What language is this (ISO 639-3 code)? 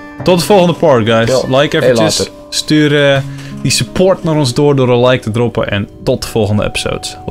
nld